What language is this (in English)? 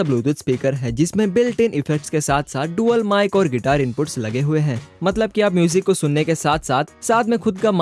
Hindi